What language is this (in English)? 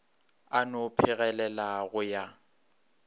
Northern Sotho